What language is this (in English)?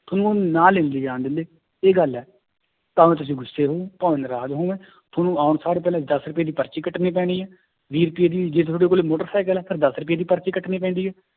Punjabi